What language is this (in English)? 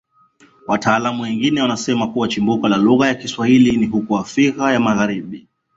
Swahili